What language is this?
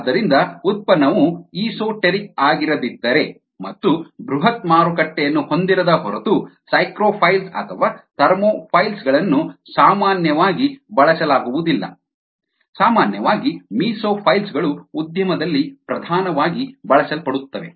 Kannada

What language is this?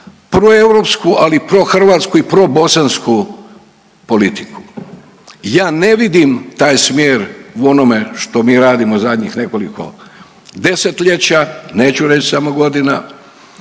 Croatian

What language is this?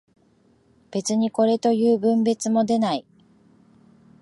Japanese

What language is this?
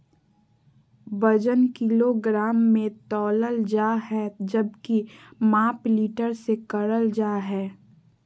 Magahi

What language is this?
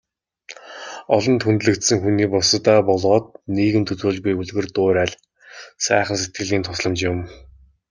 Mongolian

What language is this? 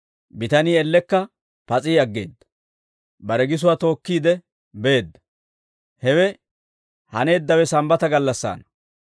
Dawro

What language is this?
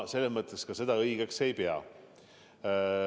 Estonian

